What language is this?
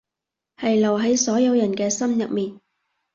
Cantonese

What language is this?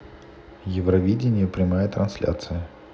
Russian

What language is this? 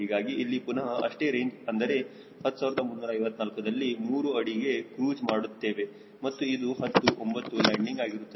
Kannada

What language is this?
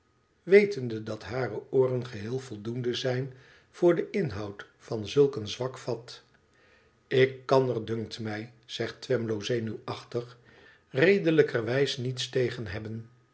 Dutch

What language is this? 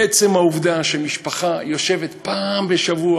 Hebrew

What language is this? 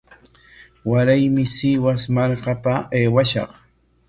Corongo Ancash Quechua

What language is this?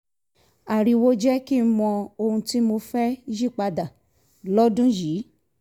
Yoruba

